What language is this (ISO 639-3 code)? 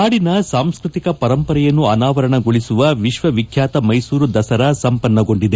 kan